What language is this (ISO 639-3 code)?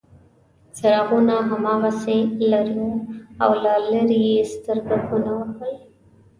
pus